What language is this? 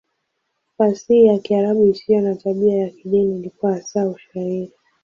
Swahili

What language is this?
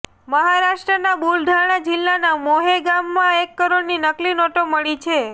Gujarati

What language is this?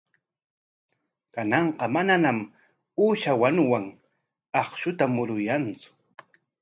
Corongo Ancash Quechua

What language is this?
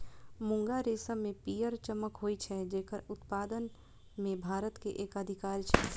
Maithili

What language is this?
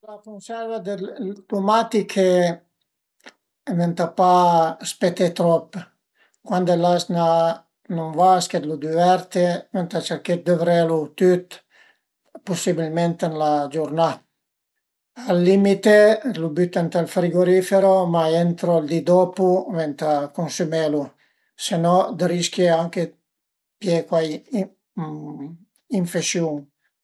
Piedmontese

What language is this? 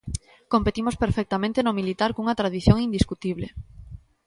Galician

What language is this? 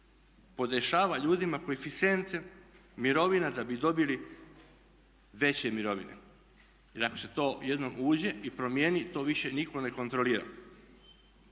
Croatian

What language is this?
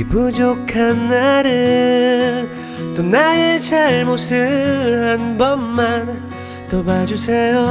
Korean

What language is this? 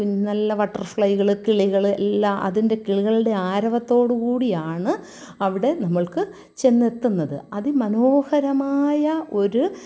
Malayalam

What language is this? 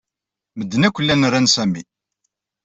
Kabyle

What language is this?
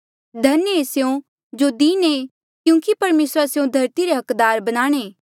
Mandeali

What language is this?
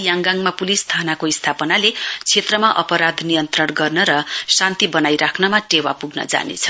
Nepali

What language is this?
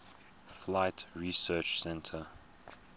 English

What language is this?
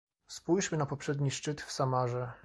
Polish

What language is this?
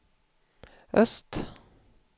Swedish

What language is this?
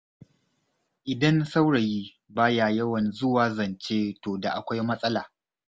Hausa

